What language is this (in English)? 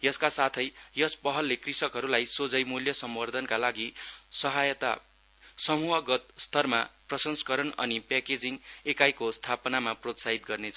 Nepali